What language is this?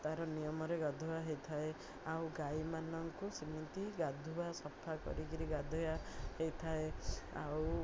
Odia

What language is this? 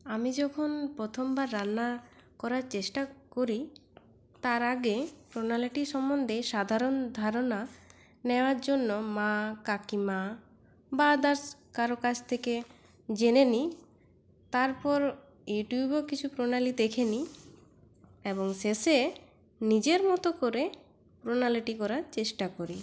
Bangla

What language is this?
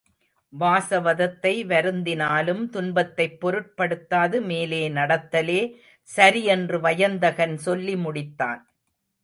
Tamil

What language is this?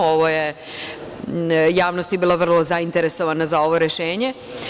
Serbian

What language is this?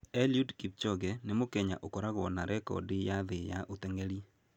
Kikuyu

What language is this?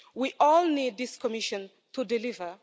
English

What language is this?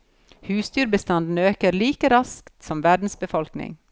Norwegian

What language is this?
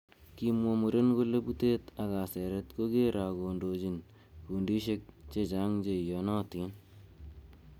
Kalenjin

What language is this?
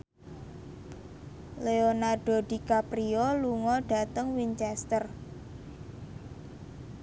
Javanese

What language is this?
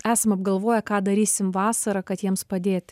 Lithuanian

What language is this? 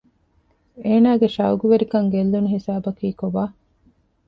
Divehi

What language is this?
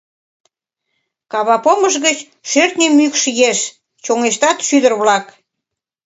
Mari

